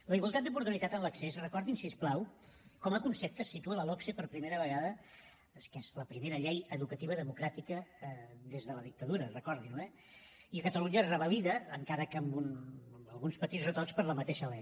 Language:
Catalan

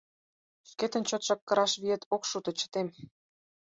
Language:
Mari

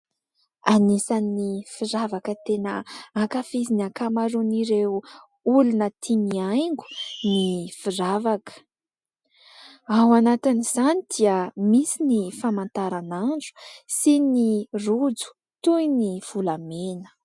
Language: Malagasy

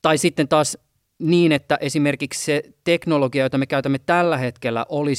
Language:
Finnish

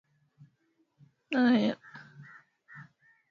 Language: Swahili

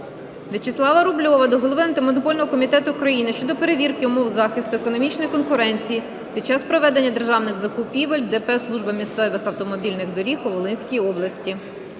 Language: Ukrainian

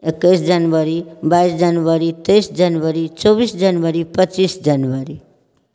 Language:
Maithili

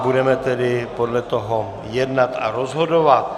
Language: Czech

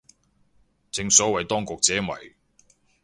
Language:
Cantonese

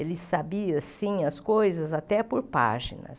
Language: Portuguese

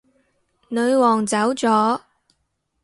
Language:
Cantonese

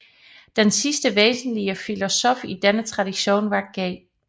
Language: Danish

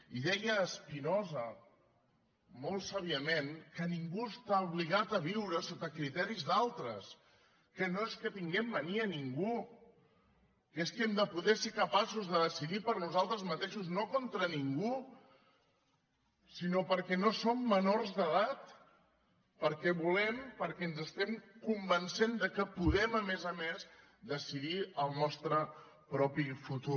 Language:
Catalan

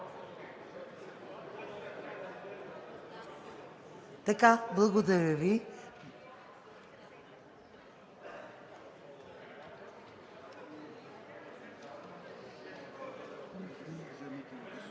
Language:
Bulgarian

